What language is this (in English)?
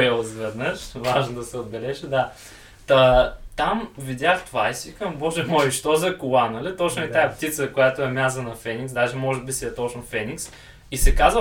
Bulgarian